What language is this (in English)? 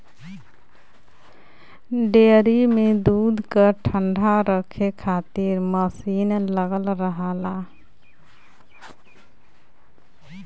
Bhojpuri